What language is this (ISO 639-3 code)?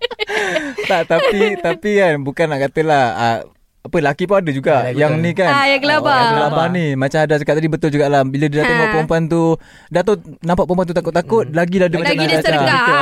msa